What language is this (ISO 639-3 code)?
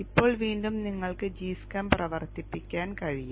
mal